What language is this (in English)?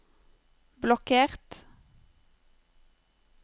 Norwegian